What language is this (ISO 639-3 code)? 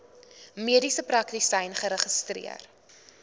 afr